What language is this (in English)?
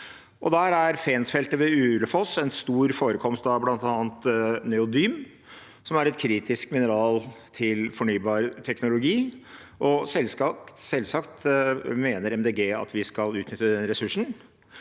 Norwegian